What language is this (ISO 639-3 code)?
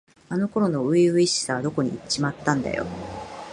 jpn